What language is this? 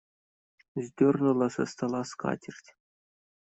Russian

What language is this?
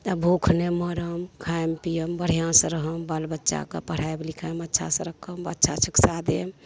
Maithili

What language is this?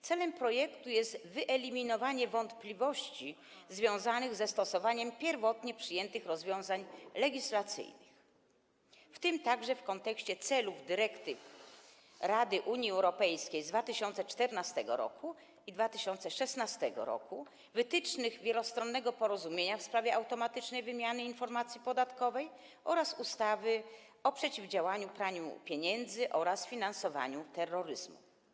Polish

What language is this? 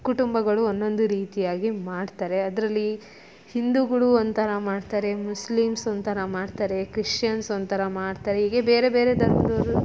Kannada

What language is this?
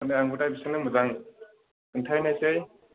Bodo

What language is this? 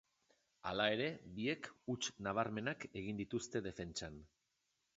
Basque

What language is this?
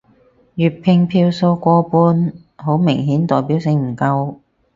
Cantonese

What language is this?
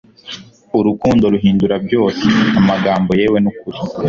Kinyarwanda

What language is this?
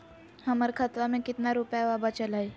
Magahi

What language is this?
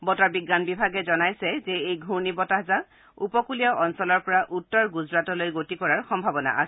Assamese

